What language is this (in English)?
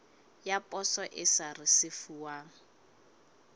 Southern Sotho